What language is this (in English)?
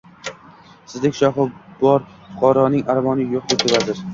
Uzbek